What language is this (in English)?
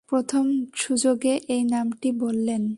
Bangla